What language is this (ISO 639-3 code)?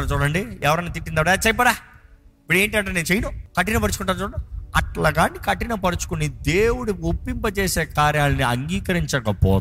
tel